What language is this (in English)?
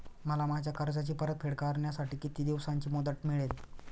Marathi